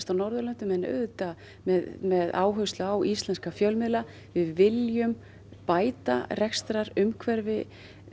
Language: Icelandic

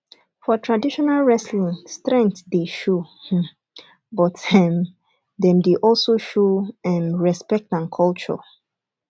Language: Nigerian Pidgin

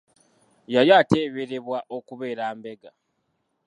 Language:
Ganda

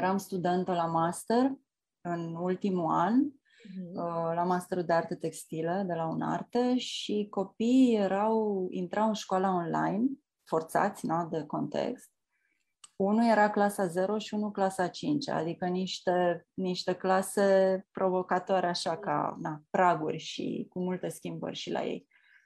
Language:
Romanian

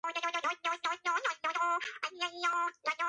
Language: Georgian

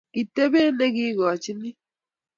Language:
Kalenjin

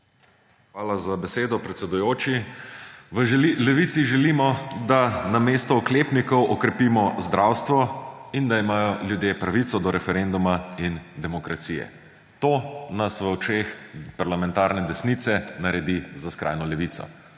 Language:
Slovenian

